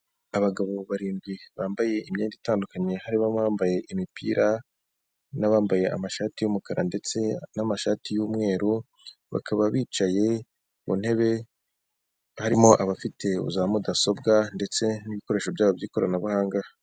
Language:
Kinyarwanda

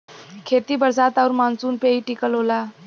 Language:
Bhojpuri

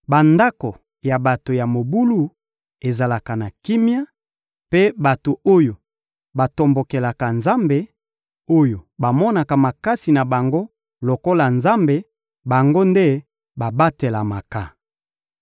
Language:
Lingala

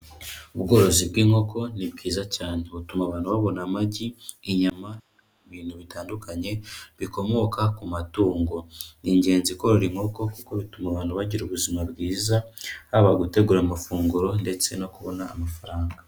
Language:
Kinyarwanda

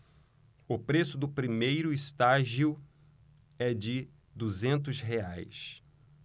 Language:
Portuguese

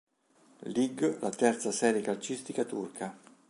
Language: Italian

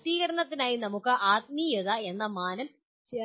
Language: Malayalam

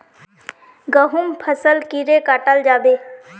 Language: Magahi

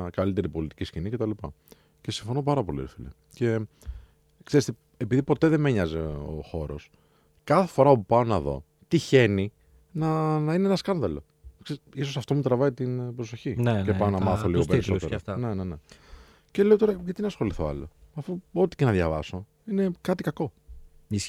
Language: Greek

